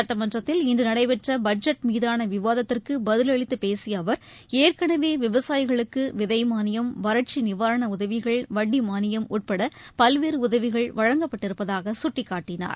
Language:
Tamil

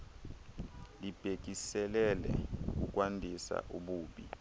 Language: Xhosa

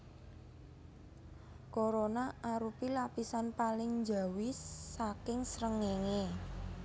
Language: Javanese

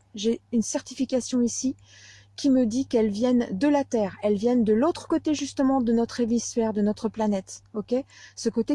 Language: French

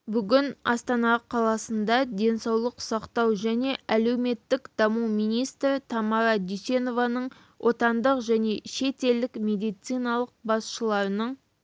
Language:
Kazakh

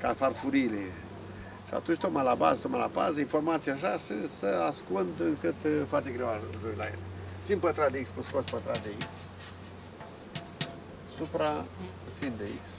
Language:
Romanian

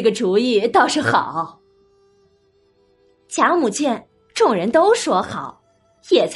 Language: Chinese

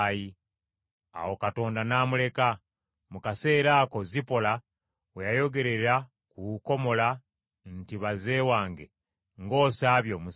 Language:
Ganda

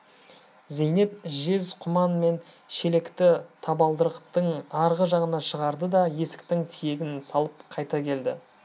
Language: Kazakh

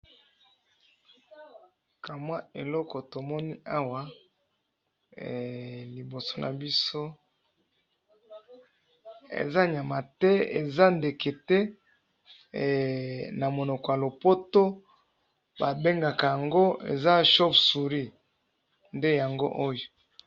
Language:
Lingala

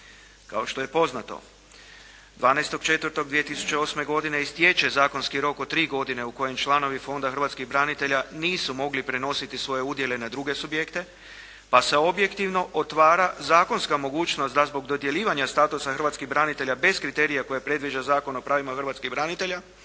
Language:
Croatian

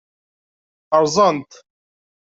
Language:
Kabyle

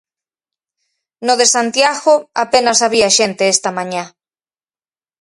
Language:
Galician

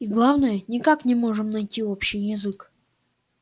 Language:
Russian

